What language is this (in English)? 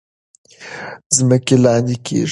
Pashto